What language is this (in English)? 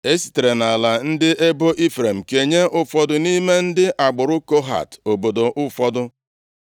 Igbo